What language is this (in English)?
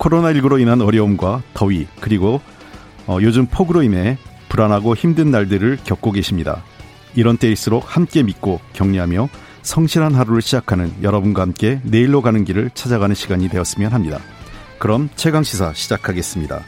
Korean